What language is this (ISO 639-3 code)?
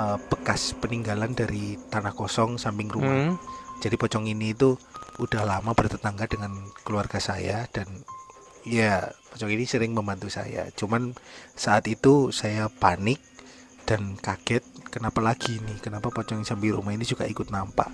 ind